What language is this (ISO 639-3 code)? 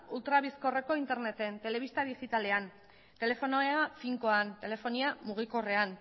eus